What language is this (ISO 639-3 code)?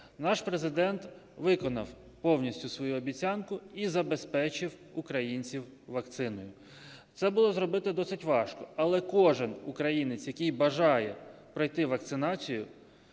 ukr